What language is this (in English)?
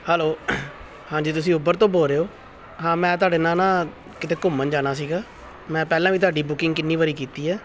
Punjabi